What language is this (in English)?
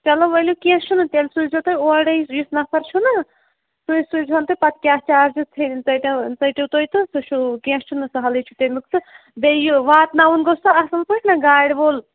Kashmiri